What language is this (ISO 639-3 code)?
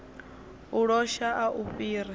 ven